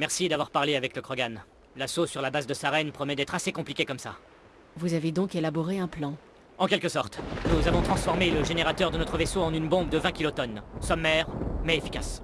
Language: French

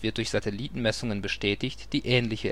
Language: German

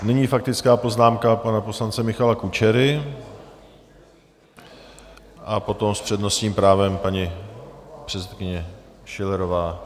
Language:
Czech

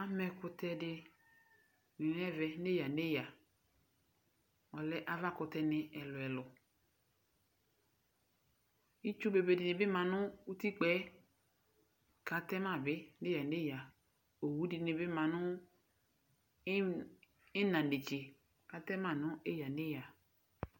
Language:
Ikposo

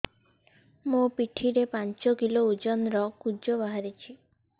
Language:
Odia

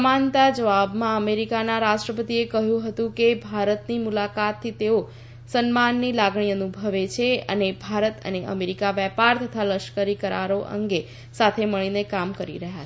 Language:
Gujarati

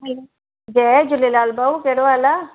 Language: Sindhi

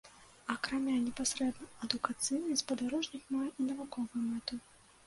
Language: Belarusian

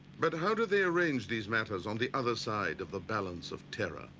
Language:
English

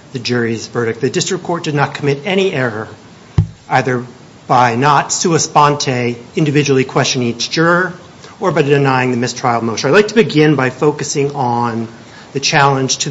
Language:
English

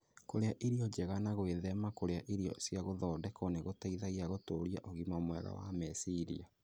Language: Kikuyu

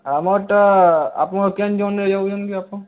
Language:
Odia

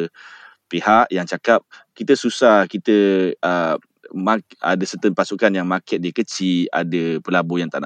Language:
Malay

